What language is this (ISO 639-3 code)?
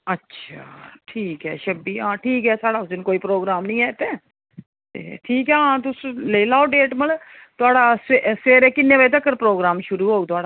doi